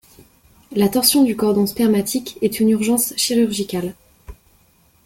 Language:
French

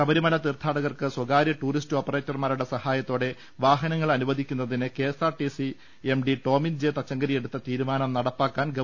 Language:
Malayalam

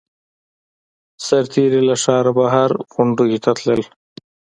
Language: Pashto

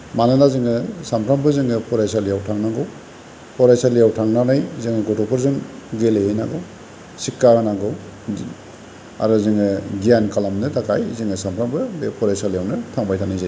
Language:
Bodo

